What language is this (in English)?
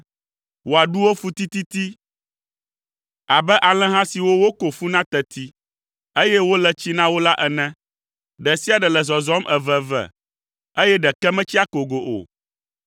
Ewe